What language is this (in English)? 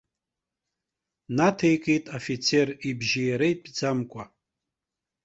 Abkhazian